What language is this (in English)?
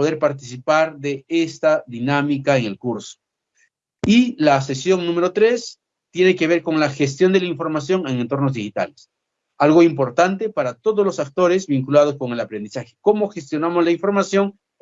Spanish